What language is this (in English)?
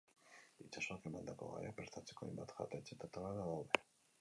Basque